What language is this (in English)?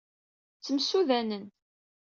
Kabyle